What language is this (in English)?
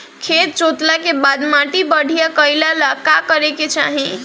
Bhojpuri